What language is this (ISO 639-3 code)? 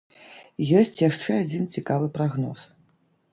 bel